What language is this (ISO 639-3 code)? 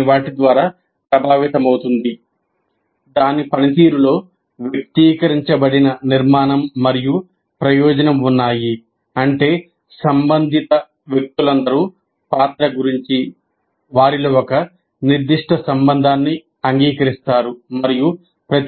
tel